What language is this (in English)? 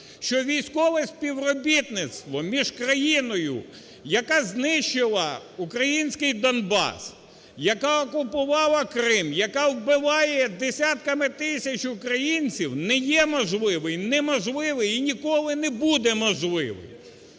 Ukrainian